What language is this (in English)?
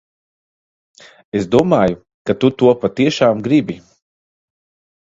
Latvian